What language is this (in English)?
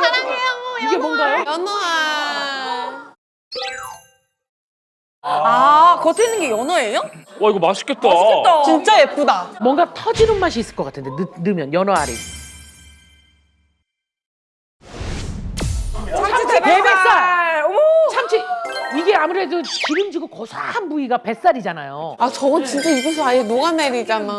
Korean